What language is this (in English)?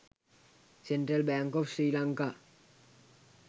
Sinhala